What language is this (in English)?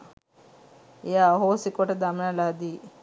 Sinhala